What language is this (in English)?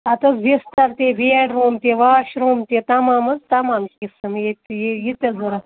Kashmiri